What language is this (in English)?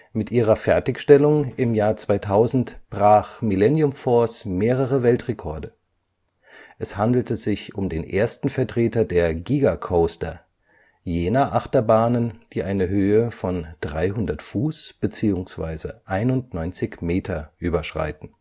German